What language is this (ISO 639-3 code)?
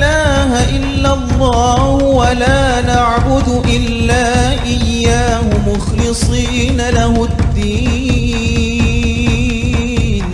ara